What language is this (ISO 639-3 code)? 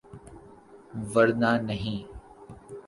urd